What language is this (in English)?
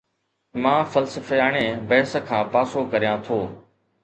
Sindhi